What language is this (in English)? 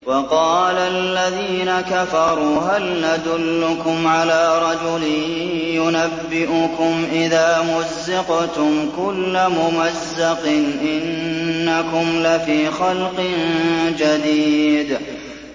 Arabic